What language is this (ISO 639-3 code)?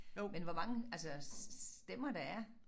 dan